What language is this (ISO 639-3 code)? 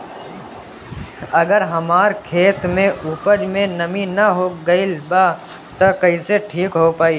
bho